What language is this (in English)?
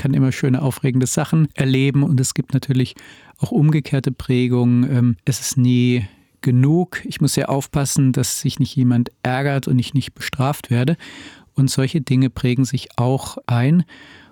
German